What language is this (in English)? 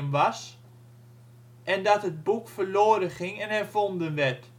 Dutch